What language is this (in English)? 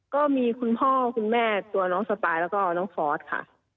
Thai